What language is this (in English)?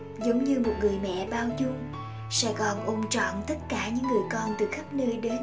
Vietnamese